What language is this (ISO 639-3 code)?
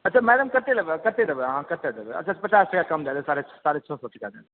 mai